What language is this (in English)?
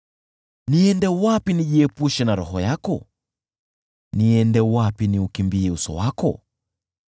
Swahili